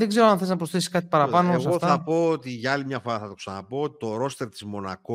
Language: Greek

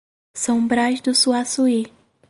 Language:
Portuguese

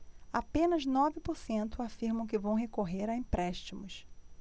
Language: Portuguese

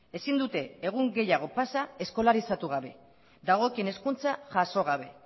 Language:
Basque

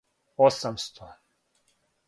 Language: Serbian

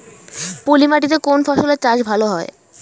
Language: Bangla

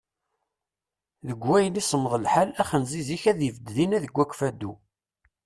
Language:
Kabyle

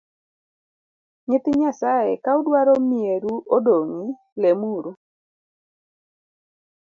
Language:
Luo (Kenya and Tanzania)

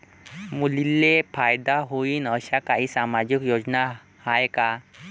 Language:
Marathi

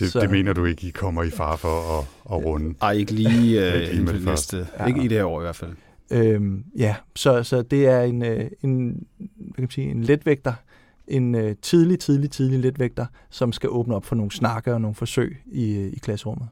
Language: Danish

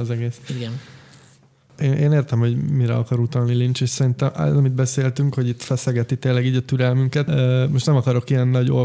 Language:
Hungarian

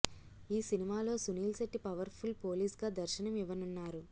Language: Telugu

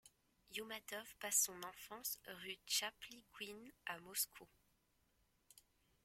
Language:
French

